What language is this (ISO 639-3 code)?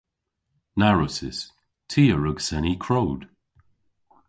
cor